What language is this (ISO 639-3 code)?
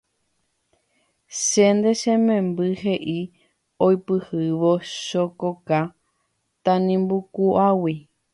grn